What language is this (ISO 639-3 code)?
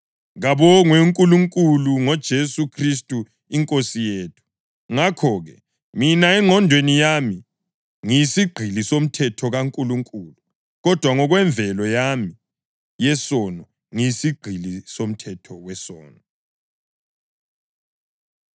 nde